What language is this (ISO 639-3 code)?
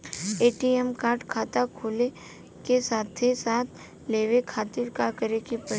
bho